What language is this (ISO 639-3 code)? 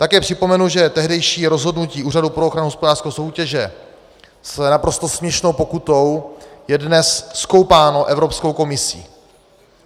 ces